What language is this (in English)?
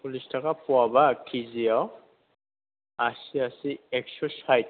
Bodo